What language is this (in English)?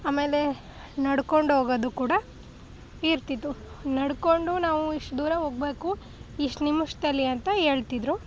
Kannada